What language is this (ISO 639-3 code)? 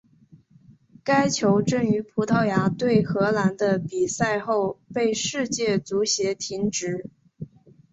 zho